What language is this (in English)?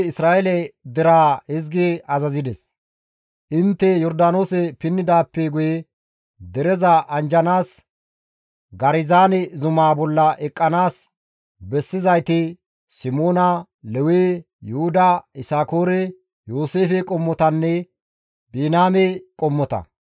Gamo